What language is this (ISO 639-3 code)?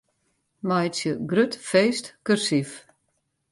fry